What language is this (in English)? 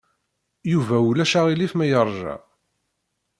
Kabyle